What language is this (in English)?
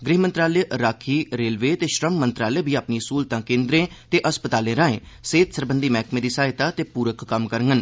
Dogri